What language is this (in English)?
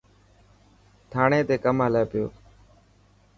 Dhatki